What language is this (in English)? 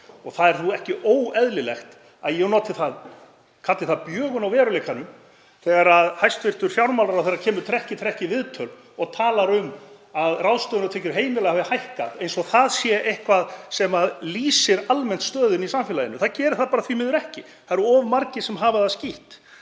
Icelandic